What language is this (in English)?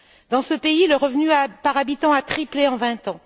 French